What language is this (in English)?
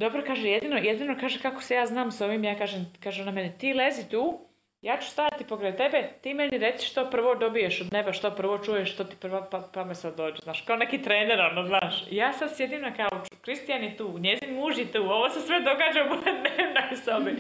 Croatian